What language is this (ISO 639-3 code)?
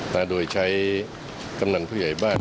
tha